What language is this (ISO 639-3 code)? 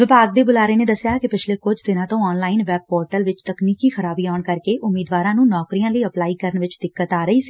pan